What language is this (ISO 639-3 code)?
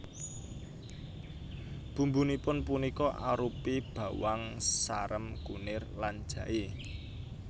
jav